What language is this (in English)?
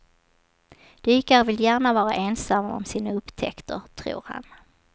Swedish